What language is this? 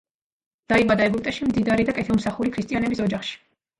Georgian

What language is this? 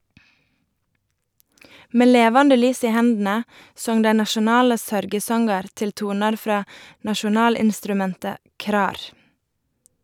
Norwegian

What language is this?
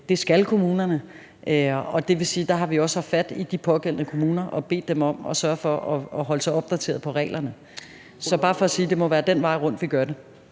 Danish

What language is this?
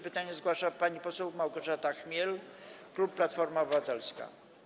Polish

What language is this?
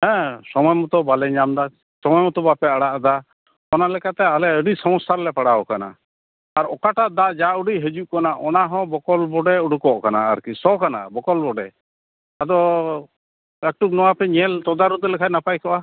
Santali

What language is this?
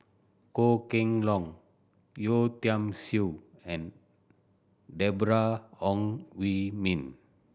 English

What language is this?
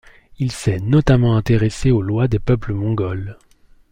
French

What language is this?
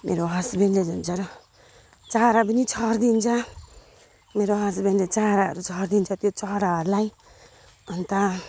Nepali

